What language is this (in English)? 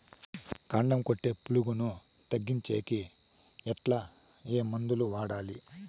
Telugu